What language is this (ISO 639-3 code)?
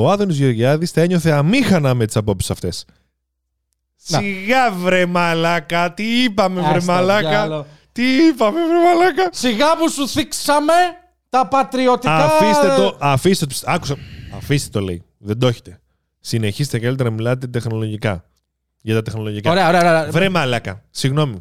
ell